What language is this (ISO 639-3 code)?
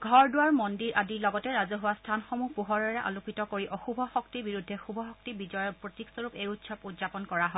asm